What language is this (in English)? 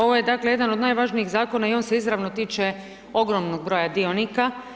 Croatian